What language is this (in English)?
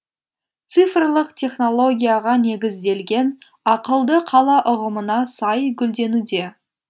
Kazakh